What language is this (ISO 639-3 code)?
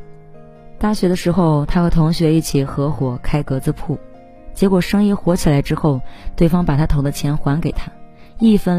zho